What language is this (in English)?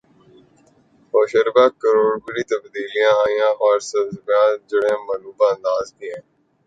Urdu